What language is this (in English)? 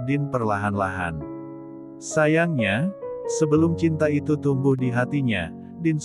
Indonesian